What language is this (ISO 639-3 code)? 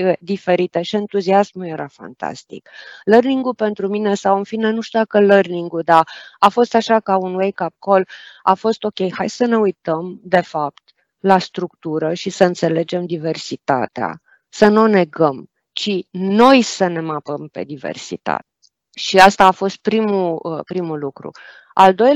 ron